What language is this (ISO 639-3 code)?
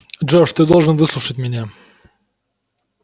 rus